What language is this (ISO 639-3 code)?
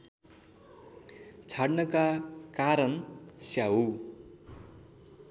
nep